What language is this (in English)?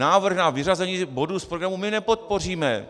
Czech